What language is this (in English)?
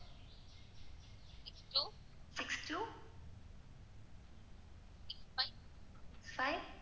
Tamil